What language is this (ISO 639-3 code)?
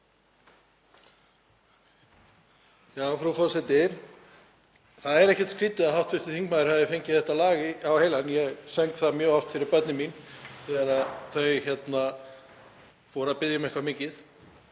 isl